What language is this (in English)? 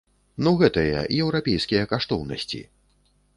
Belarusian